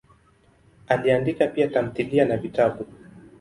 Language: Swahili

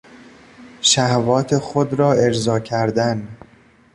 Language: Persian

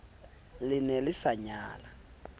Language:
Southern Sotho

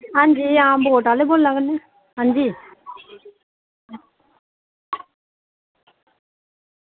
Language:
Dogri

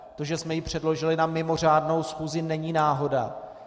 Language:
Czech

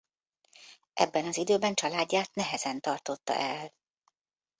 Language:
Hungarian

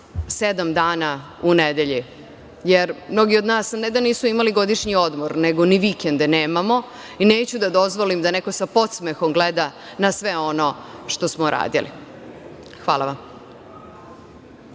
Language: Serbian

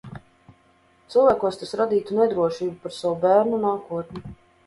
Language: Latvian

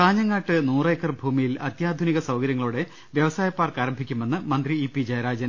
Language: Malayalam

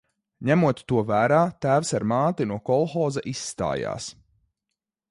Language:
Latvian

